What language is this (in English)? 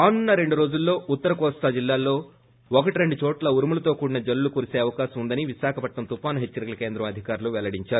Telugu